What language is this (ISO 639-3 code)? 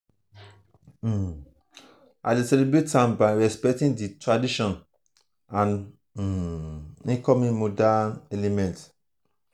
pcm